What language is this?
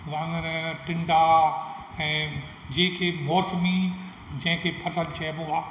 Sindhi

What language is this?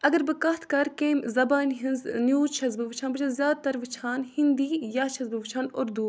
Kashmiri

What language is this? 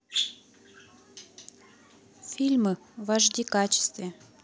Russian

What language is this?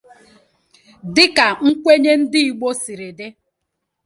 Igbo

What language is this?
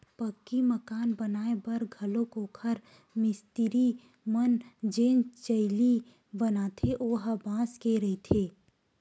Chhattisgarhi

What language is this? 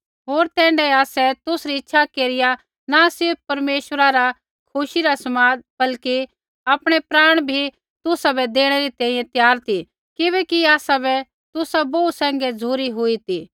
Kullu Pahari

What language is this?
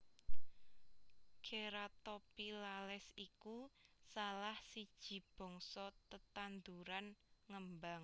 Javanese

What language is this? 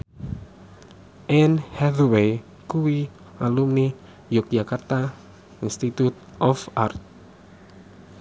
Javanese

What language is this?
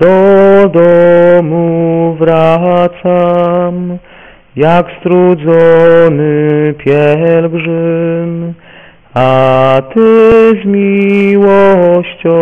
Polish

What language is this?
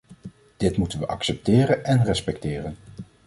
Dutch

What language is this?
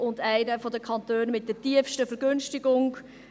Swiss German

